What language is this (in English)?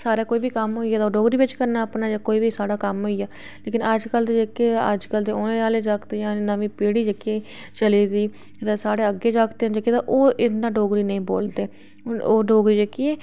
Dogri